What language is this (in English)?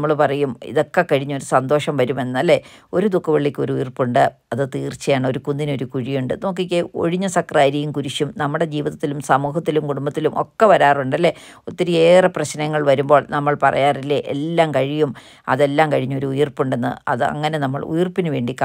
Romanian